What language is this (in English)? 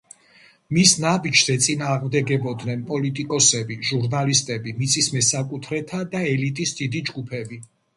Georgian